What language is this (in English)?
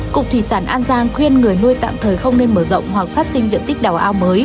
Vietnamese